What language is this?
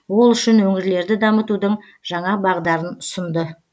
Kazakh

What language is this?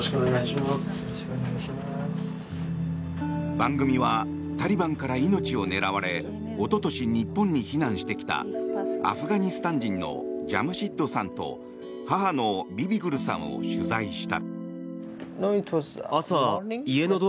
Japanese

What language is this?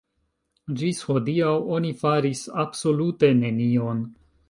Esperanto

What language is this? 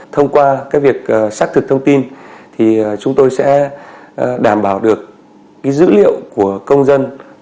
Vietnamese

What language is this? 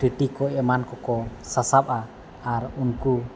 Santali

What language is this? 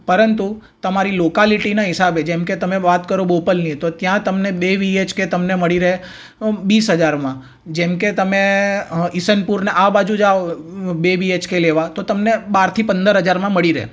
Gujarati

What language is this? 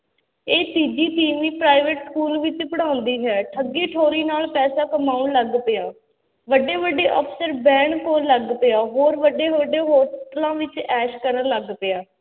Punjabi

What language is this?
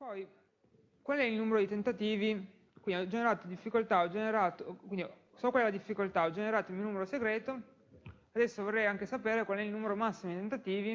Italian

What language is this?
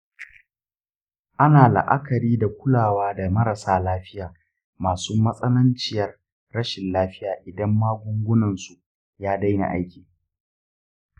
Hausa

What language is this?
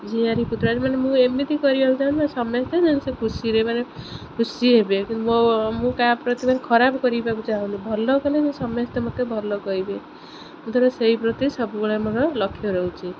Odia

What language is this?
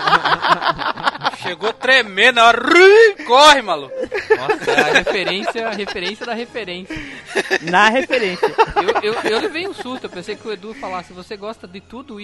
Portuguese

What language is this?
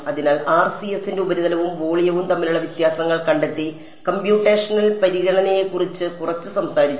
Malayalam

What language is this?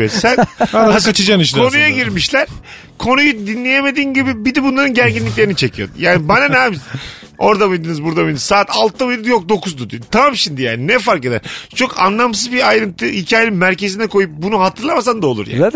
Turkish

